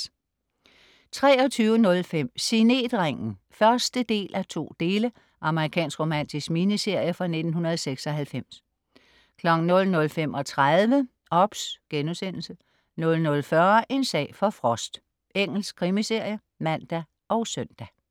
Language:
Danish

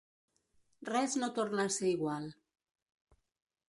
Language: Catalan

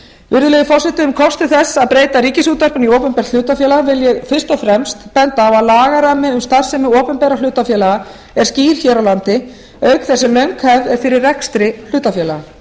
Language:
Icelandic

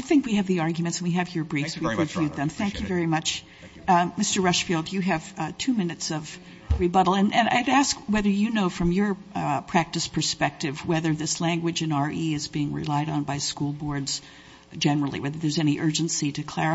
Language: English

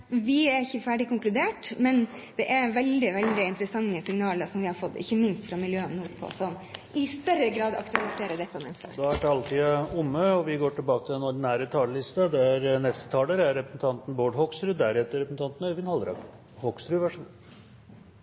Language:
Norwegian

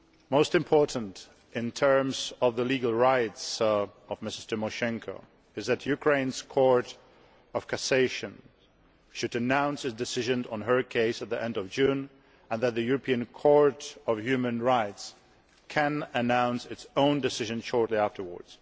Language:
English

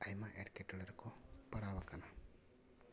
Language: Santali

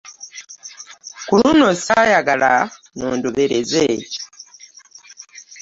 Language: Ganda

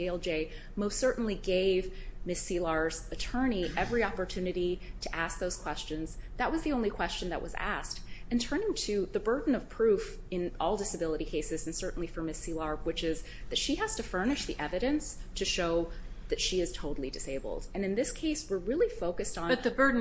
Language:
English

